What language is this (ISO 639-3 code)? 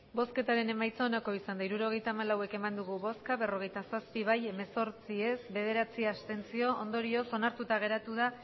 eus